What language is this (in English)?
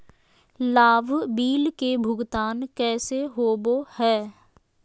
Magahi